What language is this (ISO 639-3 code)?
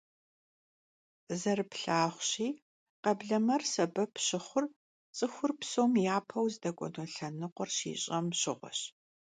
kbd